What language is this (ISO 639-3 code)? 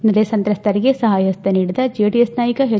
kan